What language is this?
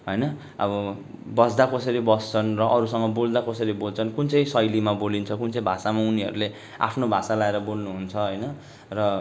Nepali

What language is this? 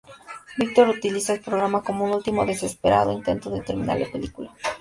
Spanish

